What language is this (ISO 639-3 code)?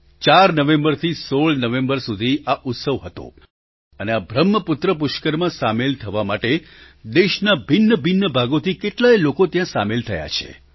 guj